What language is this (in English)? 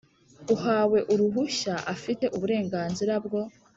Kinyarwanda